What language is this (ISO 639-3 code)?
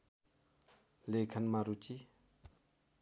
nep